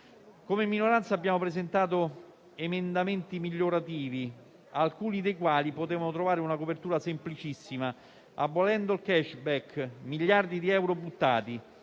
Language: Italian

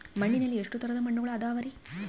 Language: Kannada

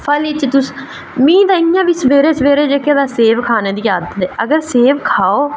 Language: Dogri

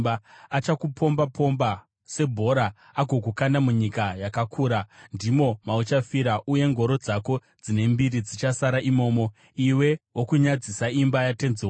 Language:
Shona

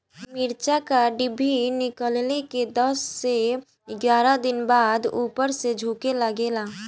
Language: Bhojpuri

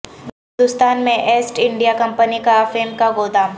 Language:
Urdu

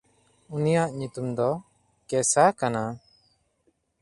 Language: Santali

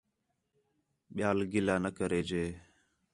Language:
Khetrani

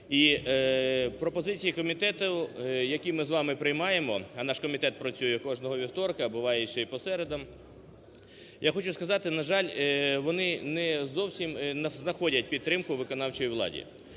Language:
Ukrainian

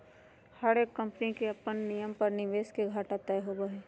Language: Magahi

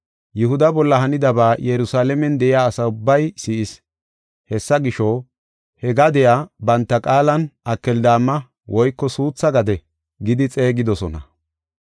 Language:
Gofa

